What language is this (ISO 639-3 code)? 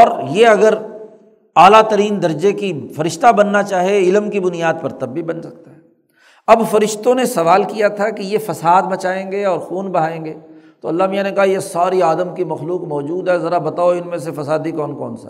urd